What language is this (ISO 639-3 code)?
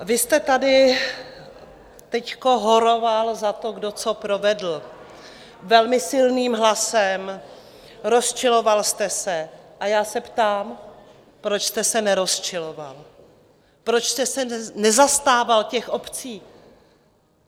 ces